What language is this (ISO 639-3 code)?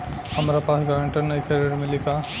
bho